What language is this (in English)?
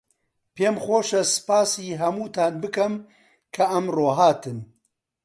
Central Kurdish